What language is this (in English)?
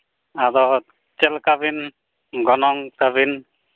Santali